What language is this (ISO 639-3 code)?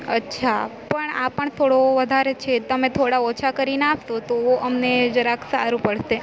guj